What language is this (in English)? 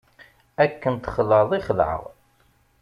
Kabyle